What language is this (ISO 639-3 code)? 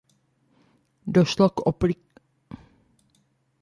ces